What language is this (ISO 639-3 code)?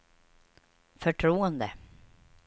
swe